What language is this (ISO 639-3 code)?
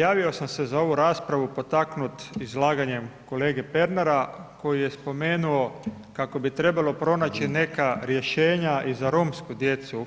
hrv